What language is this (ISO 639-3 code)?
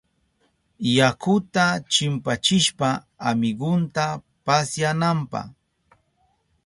qup